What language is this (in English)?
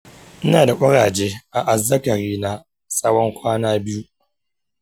Hausa